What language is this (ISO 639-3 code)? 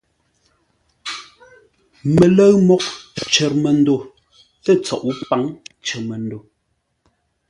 nla